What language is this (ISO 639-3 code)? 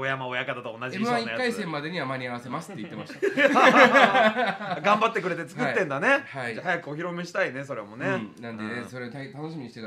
jpn